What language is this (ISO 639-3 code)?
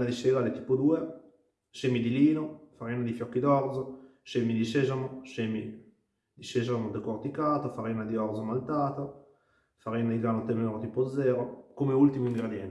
ita